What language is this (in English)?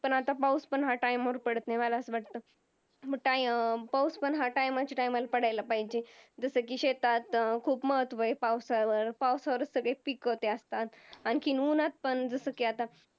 Marathi